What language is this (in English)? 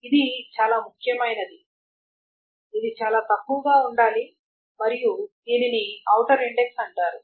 Telugu